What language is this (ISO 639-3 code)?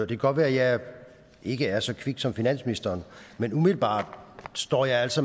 dan